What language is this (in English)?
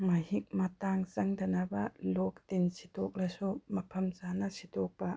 Manipuri